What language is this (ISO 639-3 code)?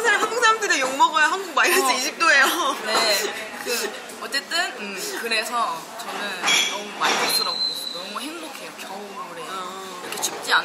kor